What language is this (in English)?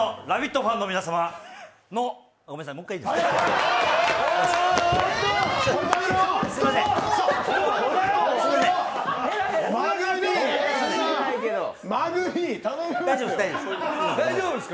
Japanese